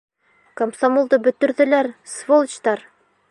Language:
Bashkir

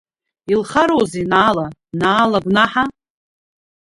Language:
Abkhazian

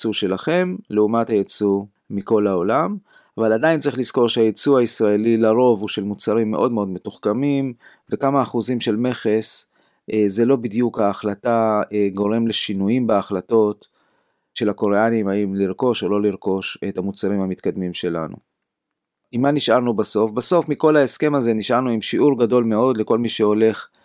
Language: Hebrew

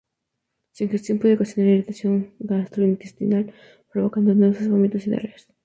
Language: Spanish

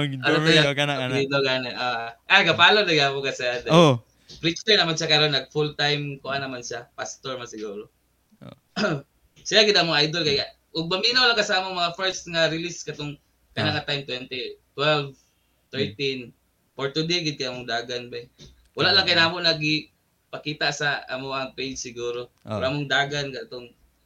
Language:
Filipino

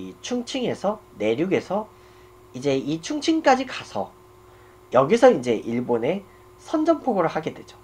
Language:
Korean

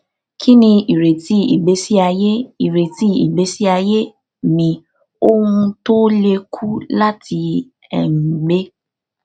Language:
Yoruba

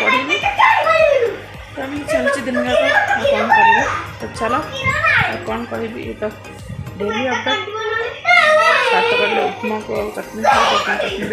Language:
Arabic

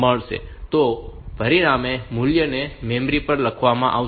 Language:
Gujarati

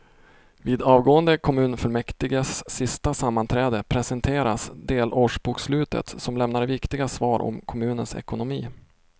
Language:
Swedish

